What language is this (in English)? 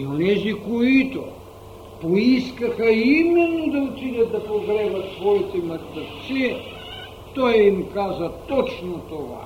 Bulgarian